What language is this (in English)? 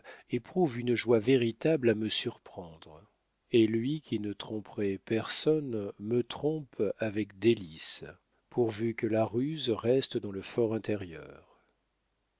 French